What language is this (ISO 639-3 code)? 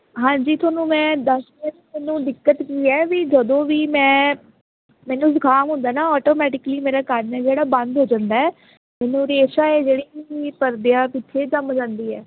pan